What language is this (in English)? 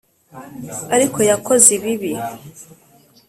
Kinyarwanda